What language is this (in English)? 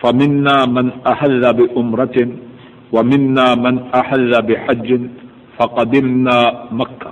Urdu